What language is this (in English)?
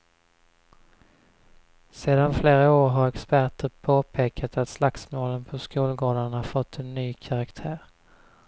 Swedish